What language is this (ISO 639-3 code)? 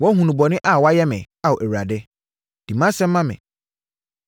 aka